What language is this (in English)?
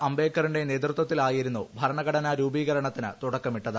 Malayalam